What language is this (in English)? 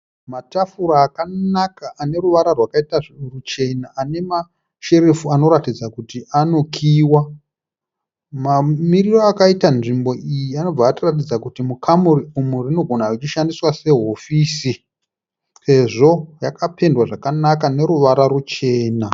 Shona